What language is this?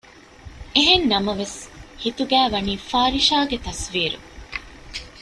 Divehi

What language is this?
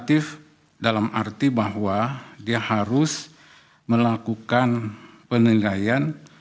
Indonesian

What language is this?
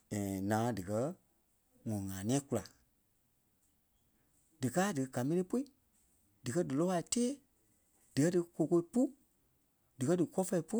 Kpelle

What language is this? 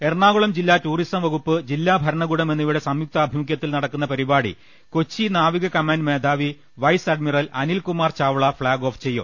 Malayalam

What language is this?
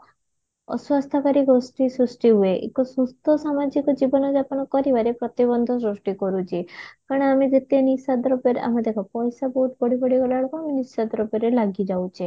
Odia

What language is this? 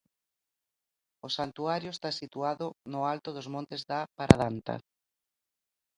Galician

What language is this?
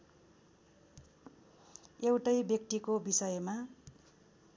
Nepali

